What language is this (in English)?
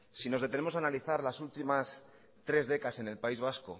Spanish